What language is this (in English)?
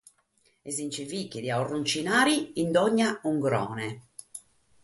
Sardinian